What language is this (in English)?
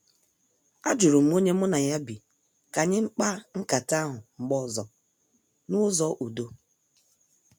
Igbo